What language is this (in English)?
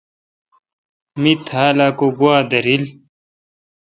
Kalkoti